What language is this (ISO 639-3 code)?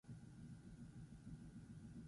eus